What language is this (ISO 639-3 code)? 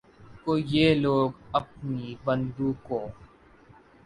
urd